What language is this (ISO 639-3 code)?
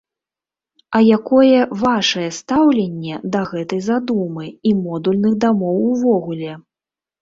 bel